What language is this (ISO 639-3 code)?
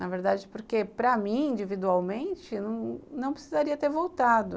por